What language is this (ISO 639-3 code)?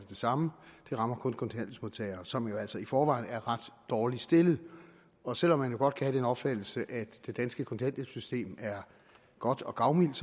dan